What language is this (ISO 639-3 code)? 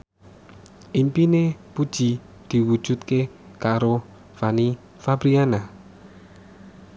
jav